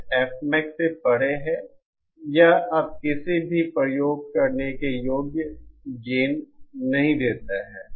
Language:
Hindi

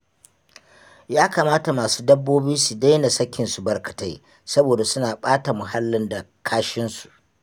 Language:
Hausa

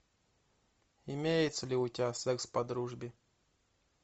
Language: Russian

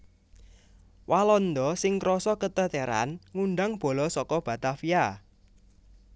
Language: Javanese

